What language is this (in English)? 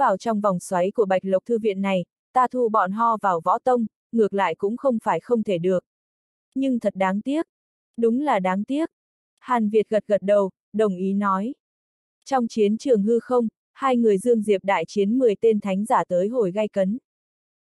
Vietnamese